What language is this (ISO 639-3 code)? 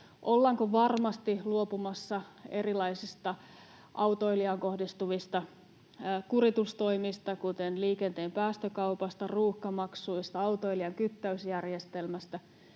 fin